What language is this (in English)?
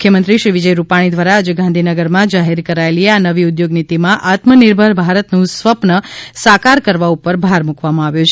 Gujarati